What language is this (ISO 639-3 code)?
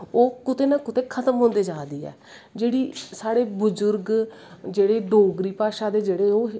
doi